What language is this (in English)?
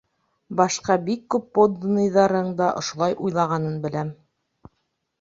Bashkir